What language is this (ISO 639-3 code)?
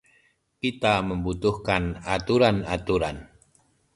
ind